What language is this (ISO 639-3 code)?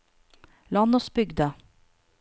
nor